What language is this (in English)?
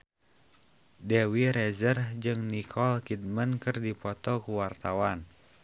Sundanese